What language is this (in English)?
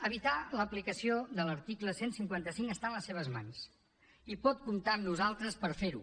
Catalan